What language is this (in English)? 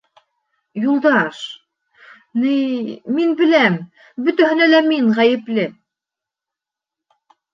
Bashkir